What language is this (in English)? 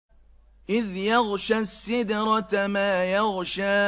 Arabic